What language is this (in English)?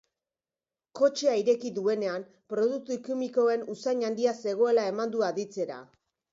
Basque